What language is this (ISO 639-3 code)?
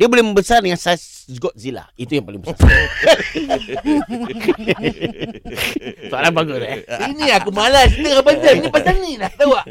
msa